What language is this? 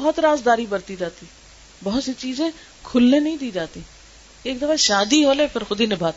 Urdu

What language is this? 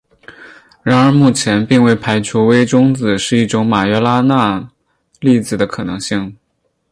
Chinese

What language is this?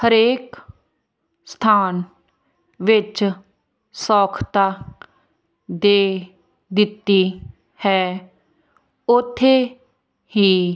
Punjabi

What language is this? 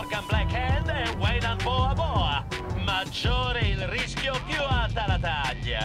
Italian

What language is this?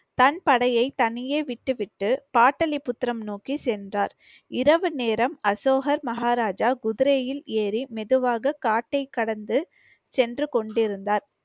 Tamil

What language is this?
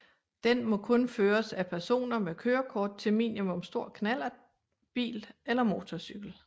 Danish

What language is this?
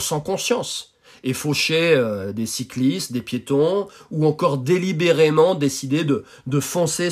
French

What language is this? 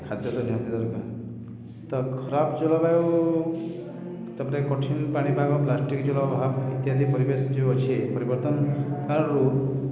Odia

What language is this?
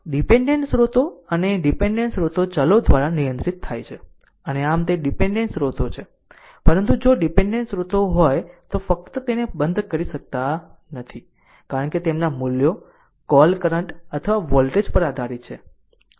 Gujarati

